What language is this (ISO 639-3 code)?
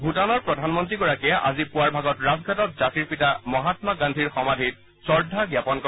asm